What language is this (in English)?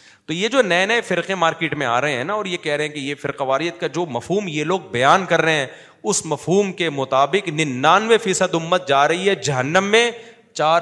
Urdu